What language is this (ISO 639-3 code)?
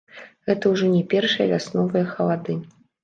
bel